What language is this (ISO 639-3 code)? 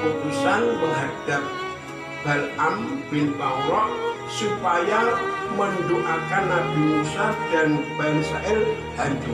ind